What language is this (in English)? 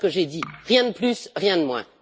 French